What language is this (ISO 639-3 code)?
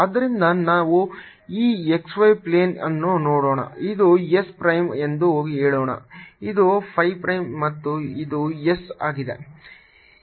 kan